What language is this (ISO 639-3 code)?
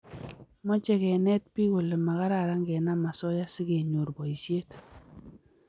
kln